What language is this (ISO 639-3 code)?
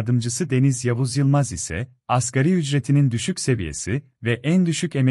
tur